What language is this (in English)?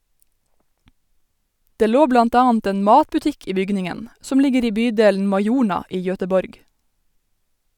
Norwegian